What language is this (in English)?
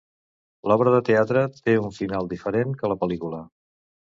Catalan